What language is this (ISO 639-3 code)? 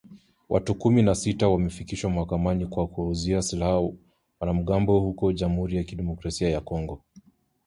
swa